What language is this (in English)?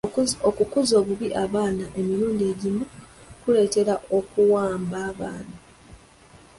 Ganda